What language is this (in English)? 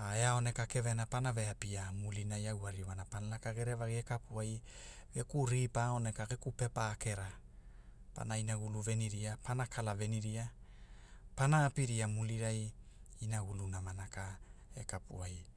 Hula